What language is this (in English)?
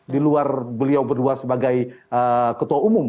Indonesian